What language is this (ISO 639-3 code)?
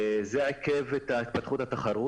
heb